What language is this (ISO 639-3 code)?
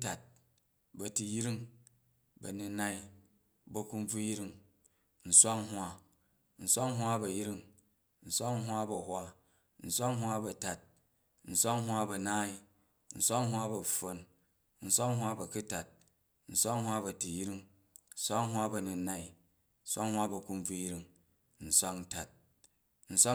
kaj